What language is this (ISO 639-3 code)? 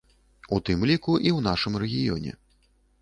bel